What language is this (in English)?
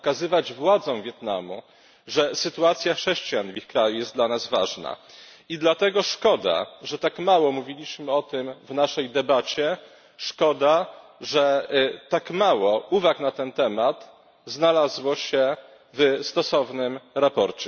Polish